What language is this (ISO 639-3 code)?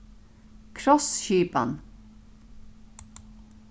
fao